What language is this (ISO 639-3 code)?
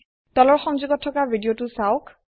asm